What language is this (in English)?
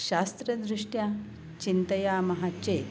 Sanskrit